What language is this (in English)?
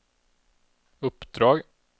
Swedish